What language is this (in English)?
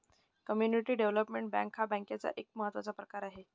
Marathi